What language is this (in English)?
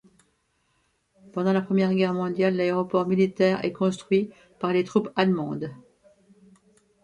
French